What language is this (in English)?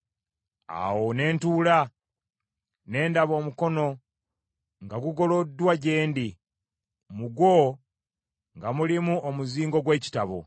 Ganda